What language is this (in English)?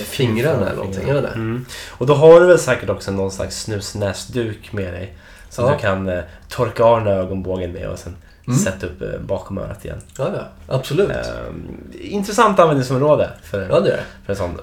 Swedish